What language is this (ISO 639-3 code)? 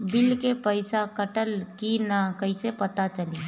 bho